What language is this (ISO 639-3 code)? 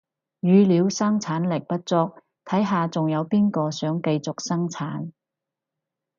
yue